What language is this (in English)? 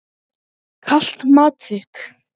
Icelandic